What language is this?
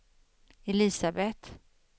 Swedish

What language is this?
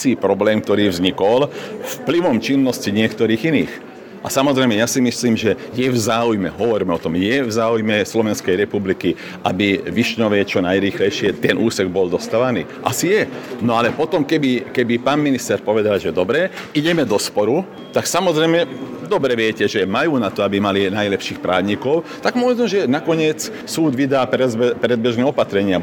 Slovak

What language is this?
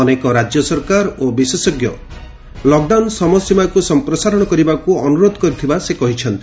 Odia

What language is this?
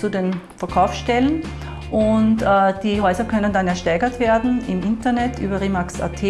German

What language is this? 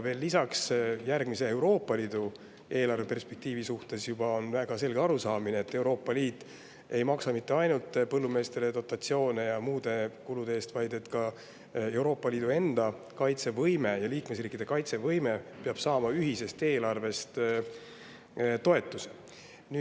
Estonian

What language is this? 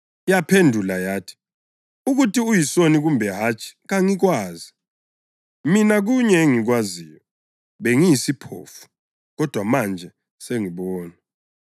North Ndebele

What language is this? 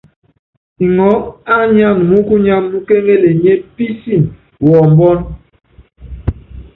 Yangben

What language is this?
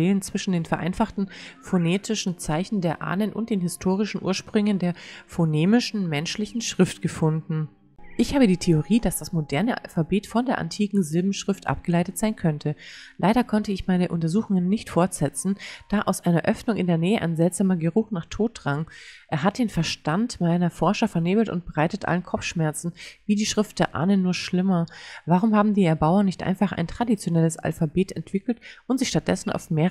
German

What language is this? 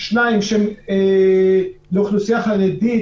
Hebrew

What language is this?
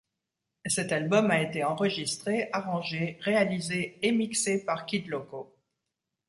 French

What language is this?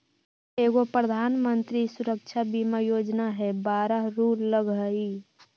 Magahi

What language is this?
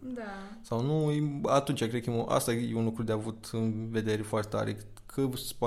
Romanian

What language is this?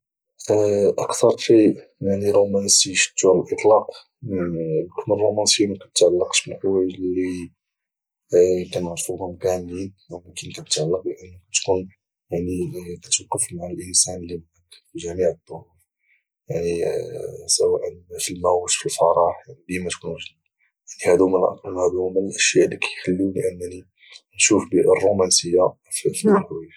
Moroccan Arabic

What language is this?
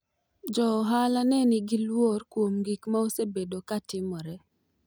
Luo (Kenya and Tanzania)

